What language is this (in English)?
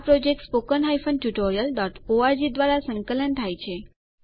Gujarati